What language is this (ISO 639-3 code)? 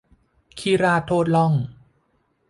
tha